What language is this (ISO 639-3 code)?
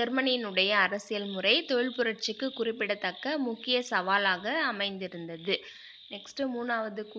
hin